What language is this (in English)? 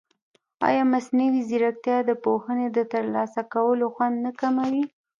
Pashto